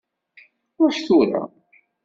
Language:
Kabyle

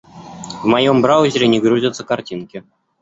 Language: Russian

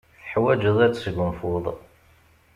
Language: Kabyle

